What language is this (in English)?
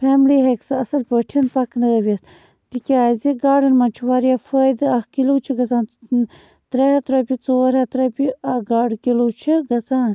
Kashmiri